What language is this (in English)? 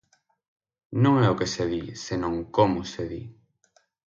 Galician